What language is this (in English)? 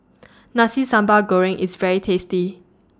English